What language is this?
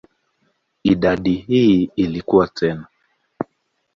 Swahili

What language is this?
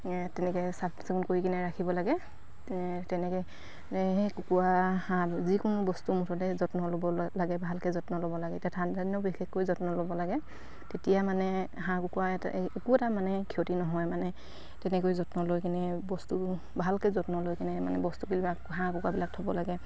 Assamese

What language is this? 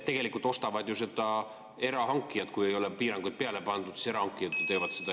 Estonian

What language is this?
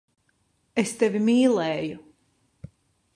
Latvian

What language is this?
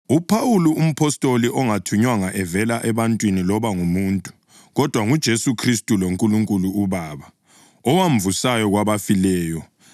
North Ndebele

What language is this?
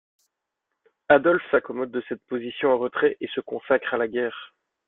French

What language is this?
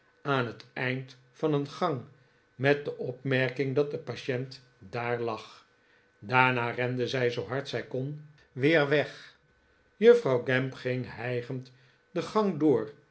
Dutch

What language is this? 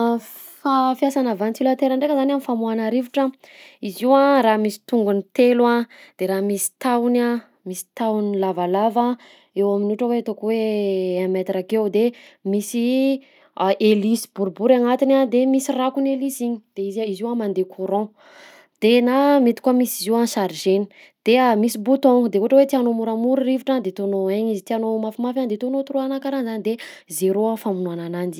Southern Betsimisaraka Malagasy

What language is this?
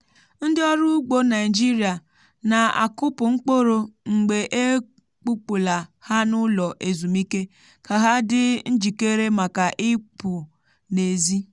Igbo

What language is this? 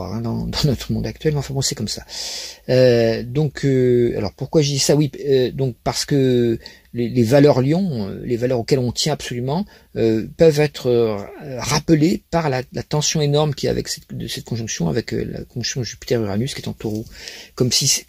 French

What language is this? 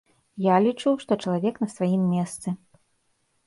Belarusian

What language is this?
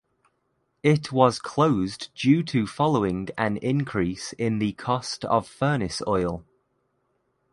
English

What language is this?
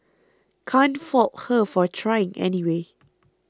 English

